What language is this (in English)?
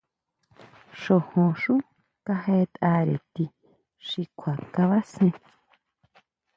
Huautla Mazatec